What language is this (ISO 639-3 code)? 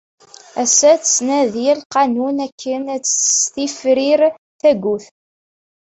kab